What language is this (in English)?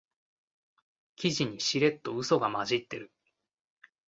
Japanese